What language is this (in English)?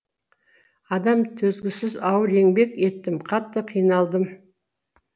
Kazakh